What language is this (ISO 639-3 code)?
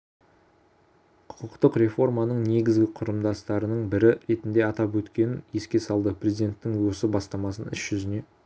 kaz